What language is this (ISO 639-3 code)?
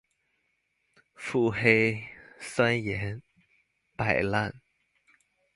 zho